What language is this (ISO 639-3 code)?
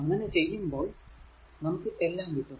mal